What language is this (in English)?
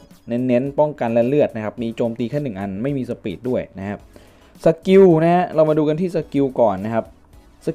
Thai